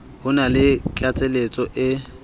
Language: Southern Sotho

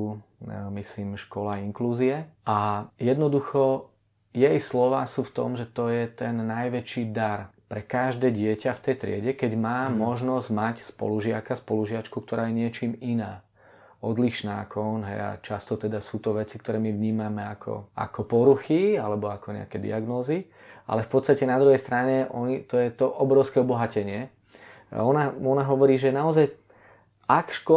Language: Czech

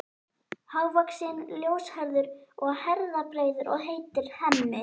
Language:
Icelandic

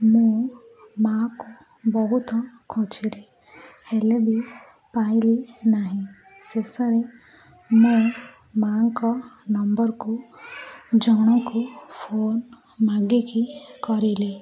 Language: Odia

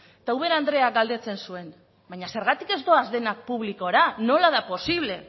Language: Basque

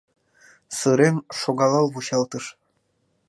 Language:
Mari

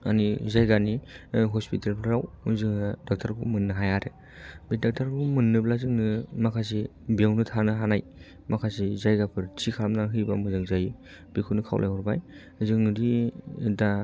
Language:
Bodo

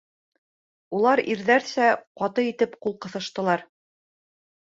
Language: Bashkir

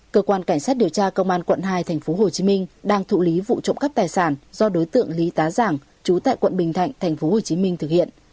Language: Vietnamese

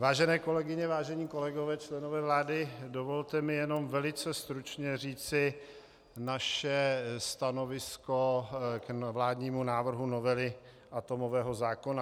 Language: Czech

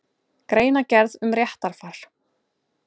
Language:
Icelandic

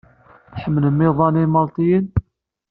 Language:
Kabyle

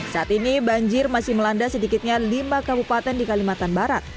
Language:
Indonesian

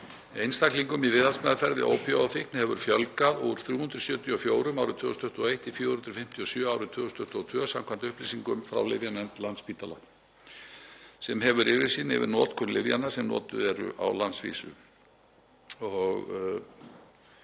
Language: Icelandic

